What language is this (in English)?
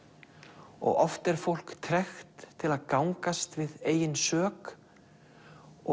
Icelandic